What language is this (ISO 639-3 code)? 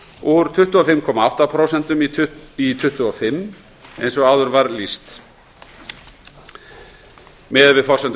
isl